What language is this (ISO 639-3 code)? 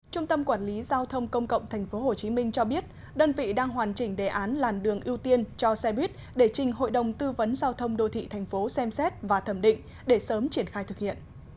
vie